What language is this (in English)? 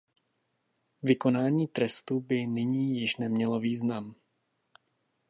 Czech